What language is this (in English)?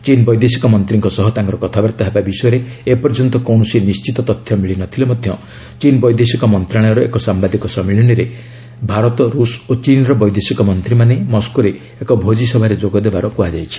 Odia